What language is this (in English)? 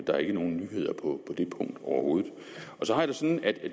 Danish